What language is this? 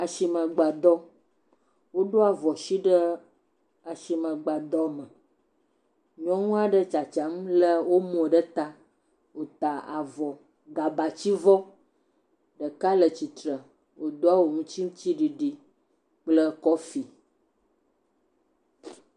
Ewe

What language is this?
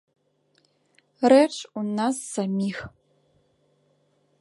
Belarusian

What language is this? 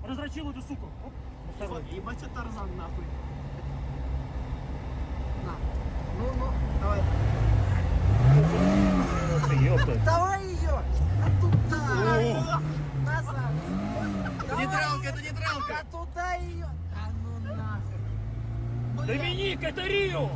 Russian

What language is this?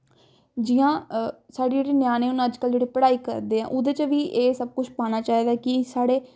Dogri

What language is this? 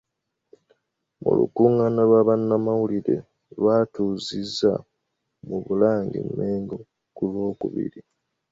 Ganda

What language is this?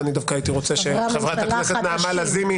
Hebrew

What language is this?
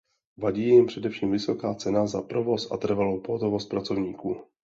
Czech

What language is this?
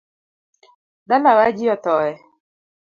Luo (Kenya and Tanzania)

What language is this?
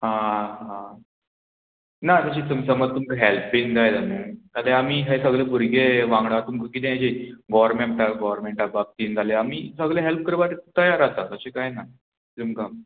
Konkani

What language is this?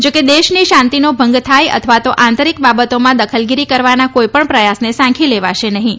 Gujarati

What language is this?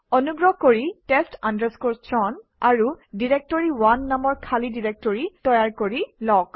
Assamese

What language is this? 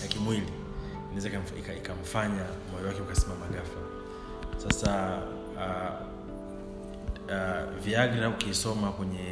Swahili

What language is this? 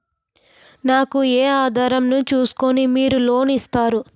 Telugu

